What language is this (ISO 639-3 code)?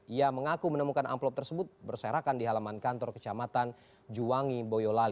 ind